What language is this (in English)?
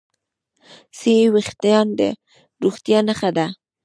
Pashto